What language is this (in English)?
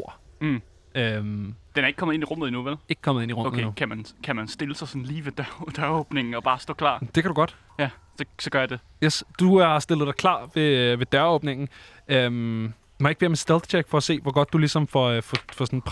Danish